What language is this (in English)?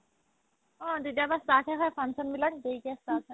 Assamese